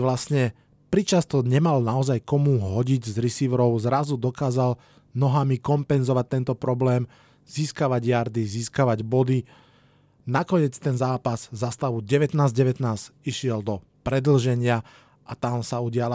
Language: Slovak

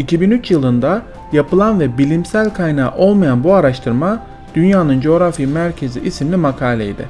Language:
Turkish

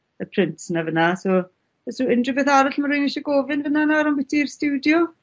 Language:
Welsh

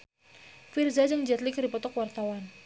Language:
Sundanese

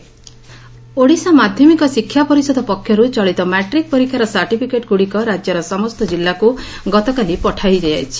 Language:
Odia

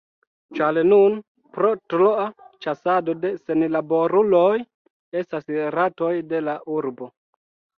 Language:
Esperanto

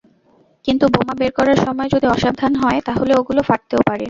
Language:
Bangla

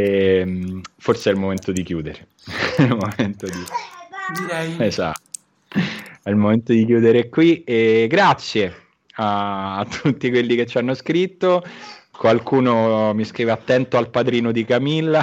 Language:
Italian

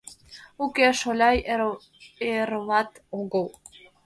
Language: Mari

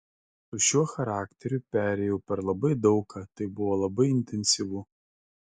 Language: Lithuanian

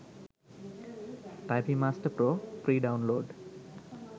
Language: Sinhala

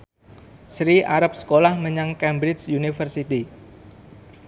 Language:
Javanese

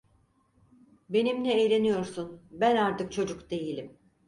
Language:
Turkish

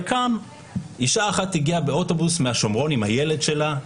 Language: Hebrew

